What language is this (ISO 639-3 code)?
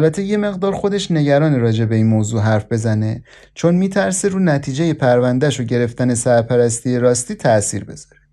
fas